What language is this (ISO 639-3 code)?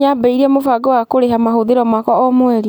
kik